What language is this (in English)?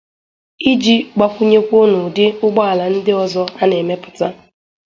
Igbo